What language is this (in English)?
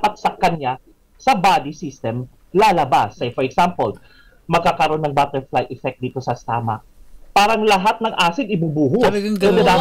Filipino